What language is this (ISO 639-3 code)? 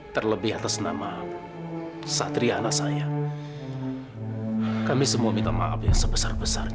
ind